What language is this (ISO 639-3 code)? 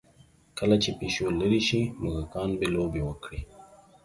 pus